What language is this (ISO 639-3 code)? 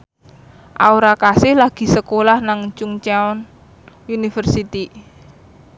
jav